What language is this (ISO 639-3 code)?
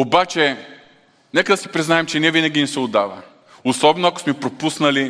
bul